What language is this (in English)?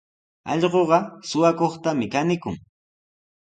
Sihuas Ancash Quechua